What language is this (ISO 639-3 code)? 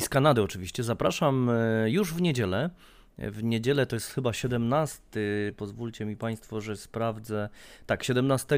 pol